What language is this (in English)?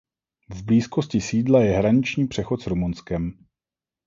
Czech